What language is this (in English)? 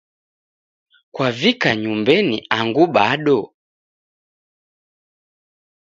Taita